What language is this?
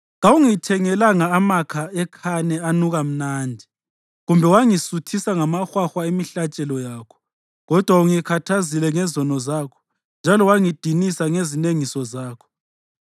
North Ndebele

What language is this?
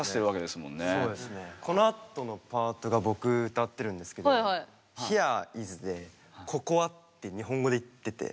Japanese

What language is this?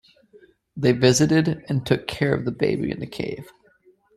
English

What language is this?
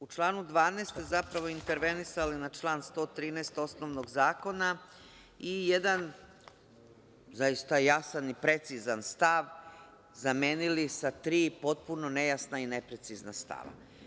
Serbian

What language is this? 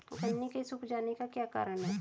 Hindi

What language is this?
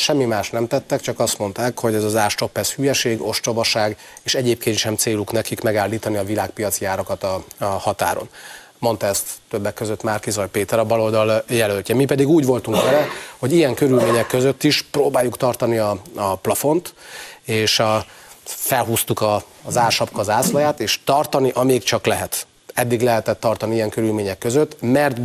Hungarian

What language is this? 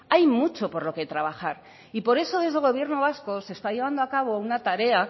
Spanish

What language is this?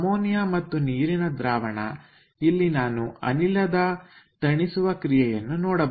Kannada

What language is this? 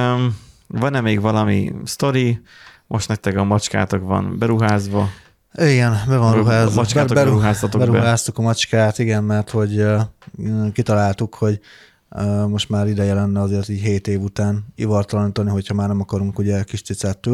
Hungarian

